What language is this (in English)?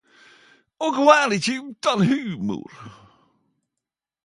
Norwegian Nynorsk